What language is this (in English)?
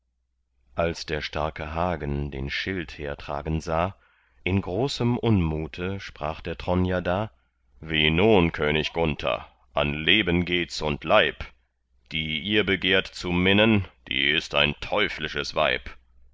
German